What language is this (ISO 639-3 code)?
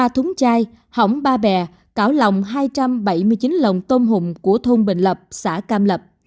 vie